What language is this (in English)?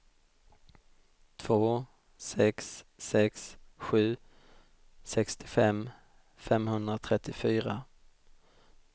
Swedish